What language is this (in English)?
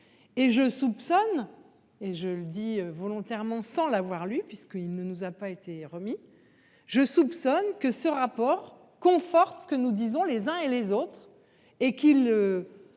French